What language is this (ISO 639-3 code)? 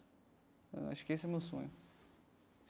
por